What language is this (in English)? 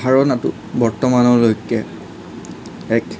Assamese